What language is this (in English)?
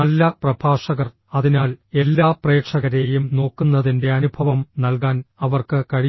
Malayalam